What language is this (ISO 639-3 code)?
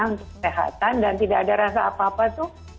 ind